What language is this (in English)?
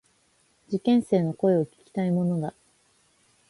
Japanese